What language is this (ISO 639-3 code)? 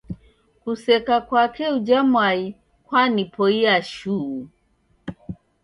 dav